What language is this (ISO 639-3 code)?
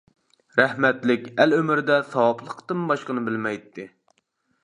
uig